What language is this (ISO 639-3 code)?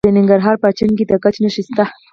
pus